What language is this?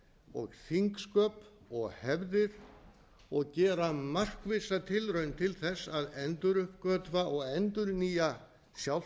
Icelandic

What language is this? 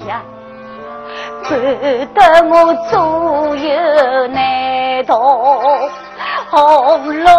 Chinese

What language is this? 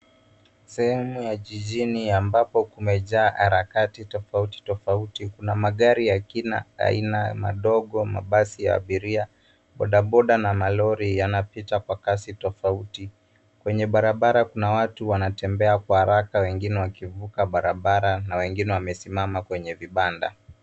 Swahili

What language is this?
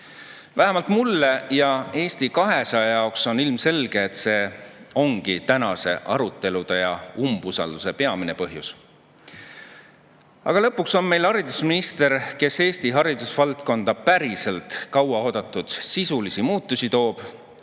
Estonian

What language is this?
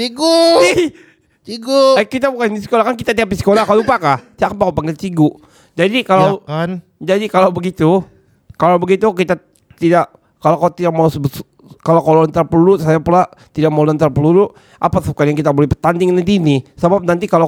Malay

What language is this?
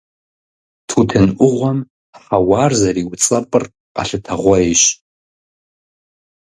Kabardian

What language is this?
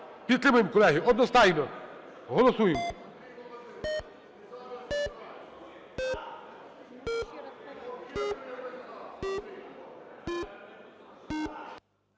Ukrainian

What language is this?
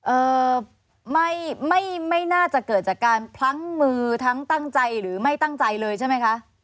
Thai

